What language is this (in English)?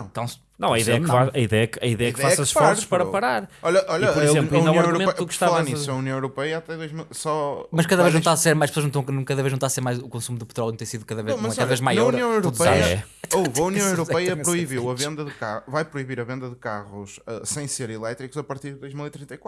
Portuguese